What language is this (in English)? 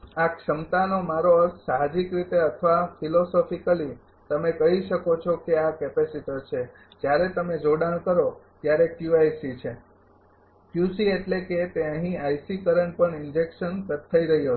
Gujarati